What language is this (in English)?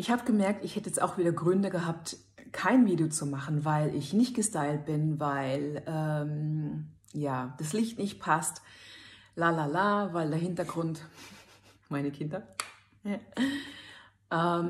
German